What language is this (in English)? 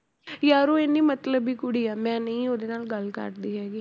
Punjabi